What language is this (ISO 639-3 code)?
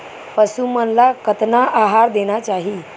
hne